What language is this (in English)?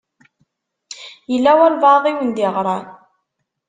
Kabyle